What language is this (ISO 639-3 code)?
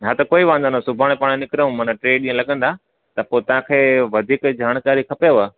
snd